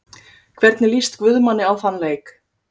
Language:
Icelandic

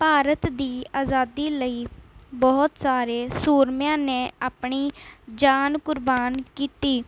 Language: Punjabi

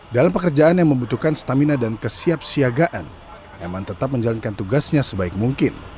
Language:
Indonesian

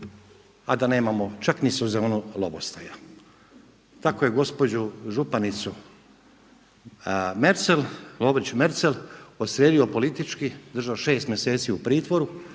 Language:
Croatian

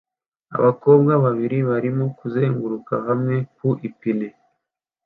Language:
Kinyarwanda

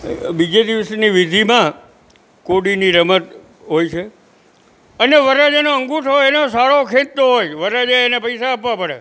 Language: Gujarati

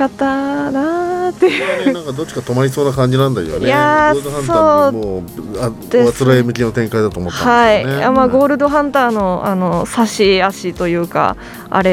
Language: Japanese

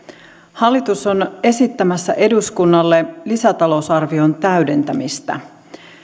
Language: Finnish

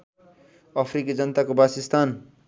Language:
Nepali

